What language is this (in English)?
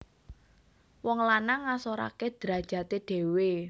Javanese